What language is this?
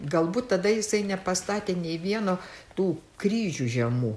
Lithuanian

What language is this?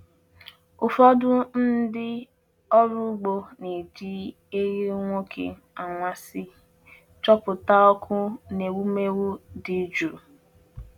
Igbo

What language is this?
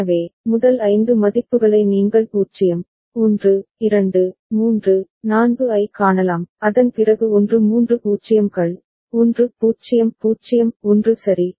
Tamil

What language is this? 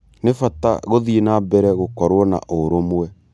Kikuyu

